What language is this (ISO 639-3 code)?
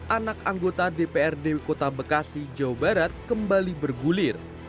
ind